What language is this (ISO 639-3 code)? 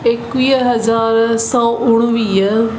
snd